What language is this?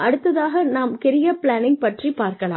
Tamil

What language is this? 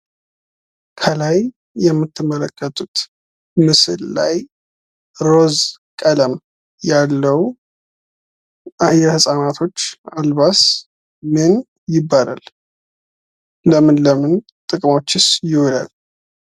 Amharic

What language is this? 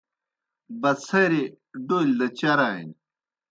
Kohistani Shina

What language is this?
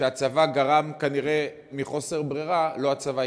Hebrew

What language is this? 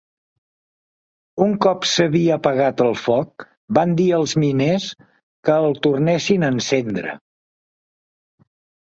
Catalan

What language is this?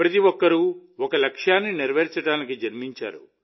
Telugu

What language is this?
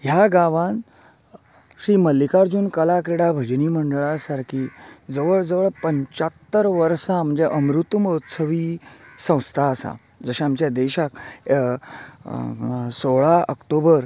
Konkani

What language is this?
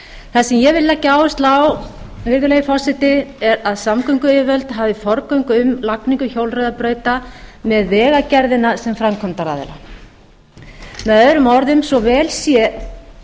Icelandic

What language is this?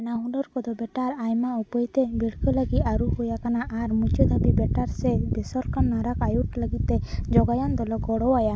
Santali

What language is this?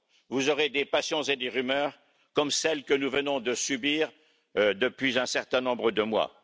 French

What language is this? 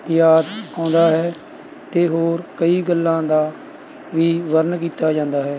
Punjabi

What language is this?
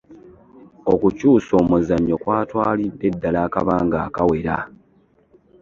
Ganda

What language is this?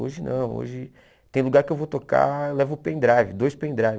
Portuguese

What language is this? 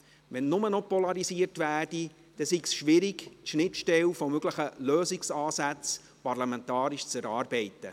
Swiss German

